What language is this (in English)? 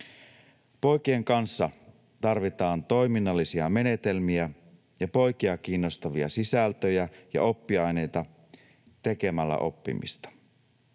Finnish